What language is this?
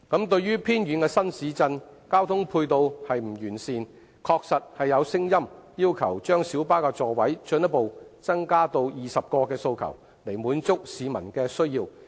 Cantonese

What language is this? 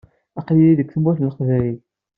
Kabyle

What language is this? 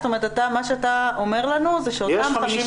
Hebrew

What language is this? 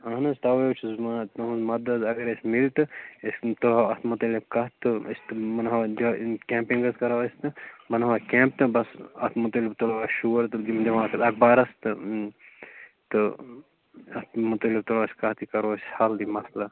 Kashmiri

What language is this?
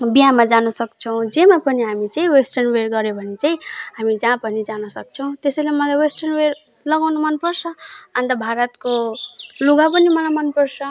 Nepali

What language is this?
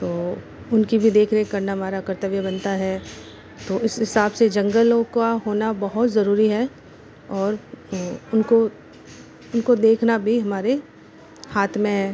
Hindi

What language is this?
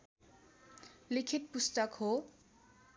Nepali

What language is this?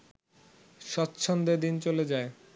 Bangla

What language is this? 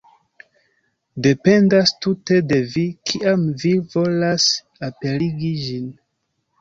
Esperanto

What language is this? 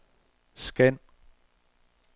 Danish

